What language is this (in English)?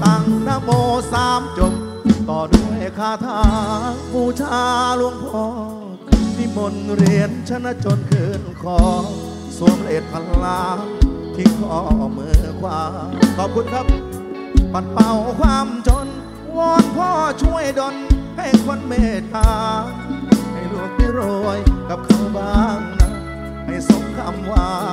Thai